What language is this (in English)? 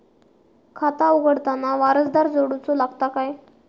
Marathi